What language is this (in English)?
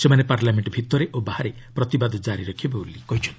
Odia